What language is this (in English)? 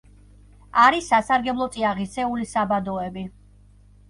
Georgian